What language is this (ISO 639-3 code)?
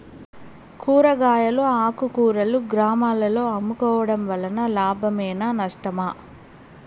tel